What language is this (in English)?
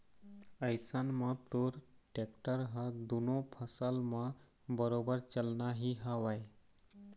Chhattisgarhi